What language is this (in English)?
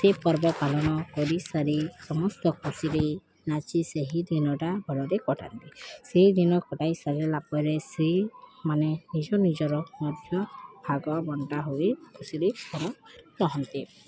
Odia